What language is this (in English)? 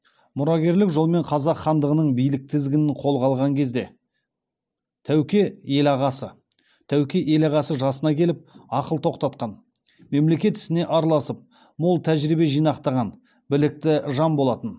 Kazakh